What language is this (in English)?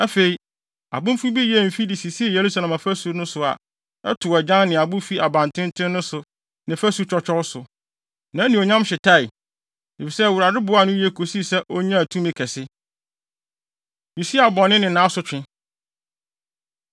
Akan